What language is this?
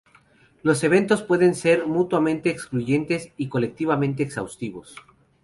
Spanish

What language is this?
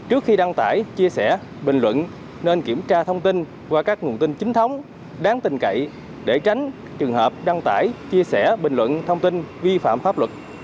Vietnamese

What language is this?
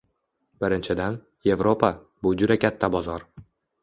Uzbek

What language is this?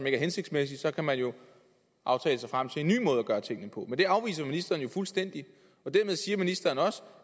Danish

